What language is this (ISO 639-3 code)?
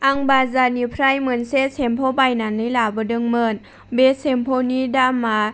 brx